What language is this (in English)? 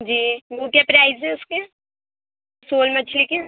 Urdu